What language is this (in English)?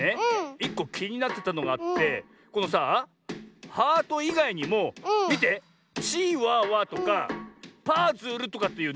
Japanese